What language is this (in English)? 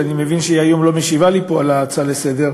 Hebrew